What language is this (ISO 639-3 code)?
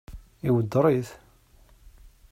kab